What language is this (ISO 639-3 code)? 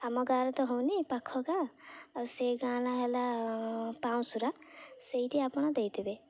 ori